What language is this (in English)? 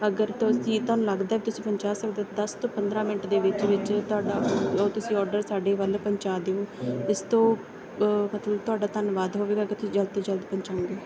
Punjabi